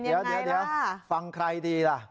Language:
Thai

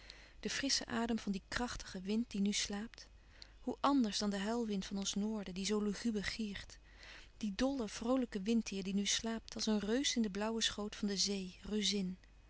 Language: Dutch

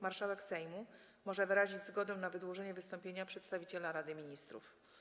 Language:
Polish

